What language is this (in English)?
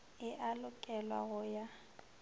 Northern Sotho